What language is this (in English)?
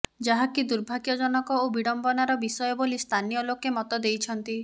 Odia